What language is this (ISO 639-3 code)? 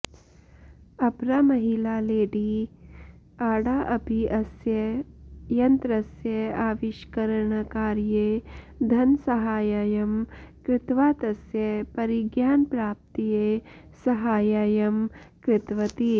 san